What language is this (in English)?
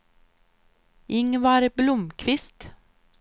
Swedish